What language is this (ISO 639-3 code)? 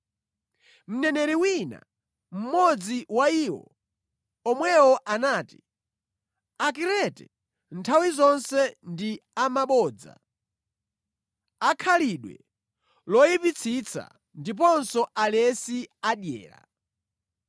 nya